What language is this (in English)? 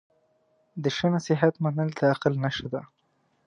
Pashto